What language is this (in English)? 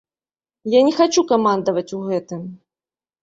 Belarusian